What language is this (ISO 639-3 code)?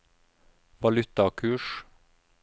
nor